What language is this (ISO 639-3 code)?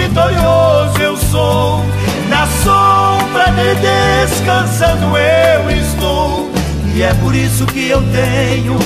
por